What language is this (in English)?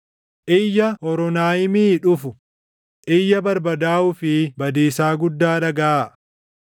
Oromo